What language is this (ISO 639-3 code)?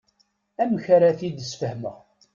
kab